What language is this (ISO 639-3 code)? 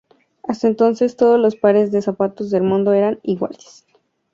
spa